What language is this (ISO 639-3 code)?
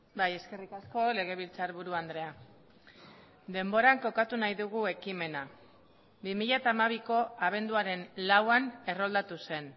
eus